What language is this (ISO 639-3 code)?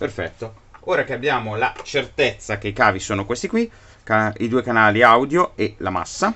ita